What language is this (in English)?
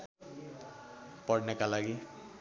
Nepali